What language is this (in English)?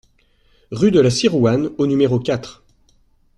French